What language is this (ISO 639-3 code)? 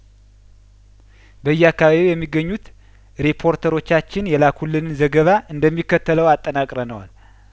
amh